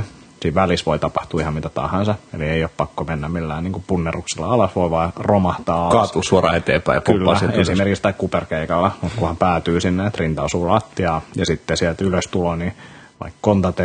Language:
Finnish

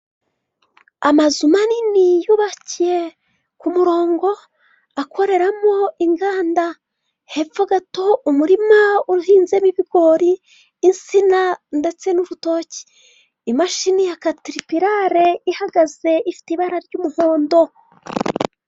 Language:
Kinyarwanda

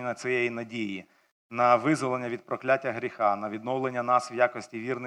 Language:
Ukrainian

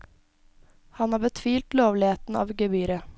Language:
Norwegian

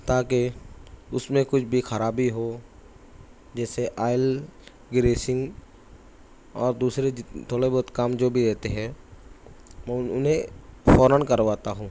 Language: Urdu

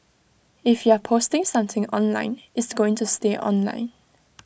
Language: English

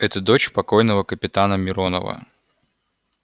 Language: Russian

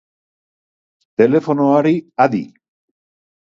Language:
Basque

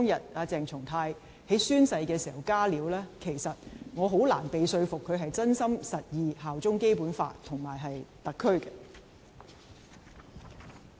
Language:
Cantonese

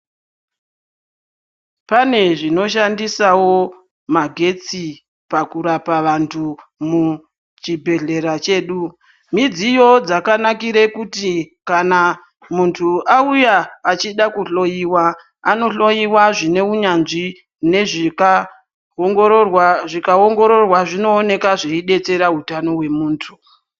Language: Ndau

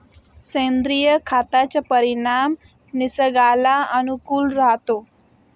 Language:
Marathi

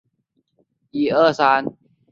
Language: Chinese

